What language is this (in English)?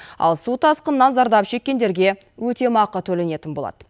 Kazakh